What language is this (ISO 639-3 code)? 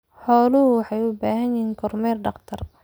som